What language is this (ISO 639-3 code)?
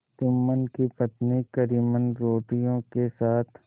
hin